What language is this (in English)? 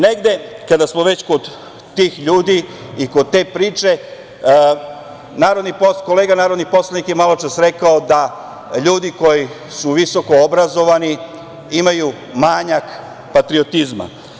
Serbian